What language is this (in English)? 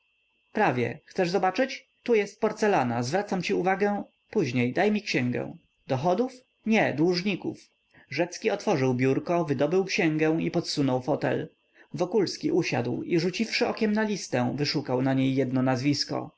Polish